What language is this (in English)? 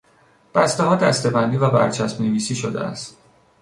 Persian